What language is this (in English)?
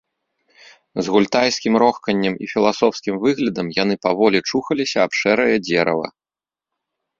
Belarusian